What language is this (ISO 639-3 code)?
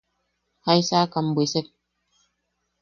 yaq